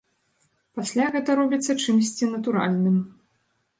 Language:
Belarusian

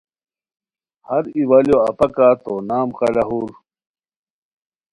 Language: Khowar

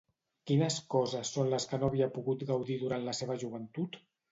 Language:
Catalan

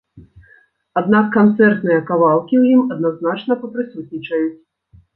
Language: Belarusian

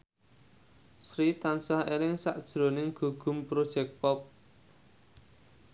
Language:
Javanese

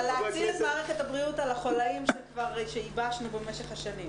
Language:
Hebrew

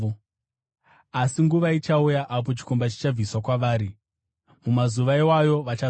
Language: Shona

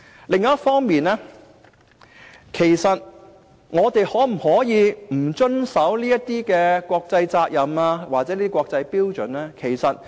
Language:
Cantonese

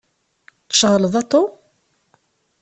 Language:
Kabyle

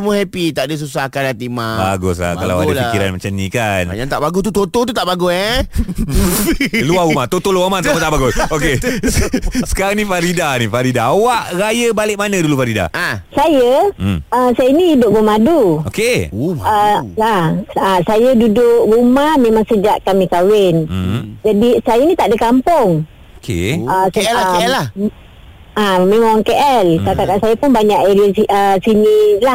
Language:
Malay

